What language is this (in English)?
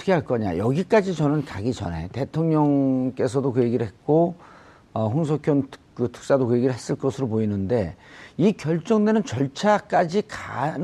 Korean